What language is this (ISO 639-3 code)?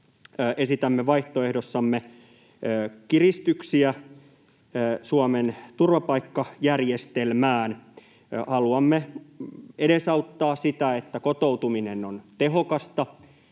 fin